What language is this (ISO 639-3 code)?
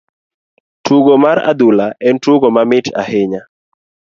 luo